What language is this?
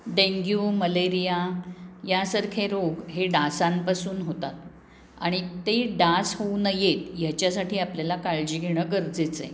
Marathi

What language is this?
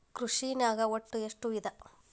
Kannada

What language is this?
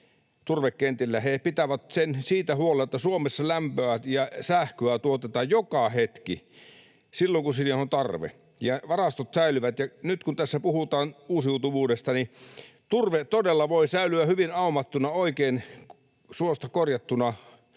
Finnish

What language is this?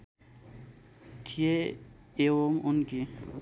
Nepali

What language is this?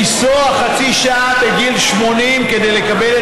Hebrew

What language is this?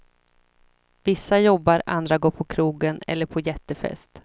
Swedish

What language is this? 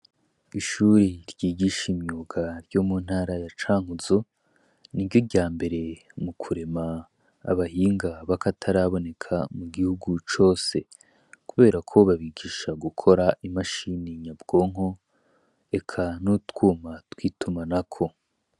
Rundi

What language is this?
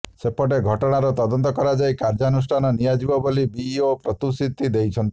Odia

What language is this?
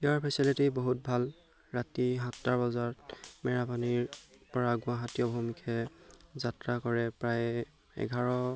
Assamese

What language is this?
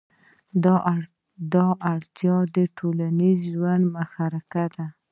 Pashto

